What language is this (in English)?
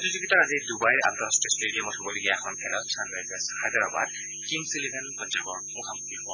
Assamese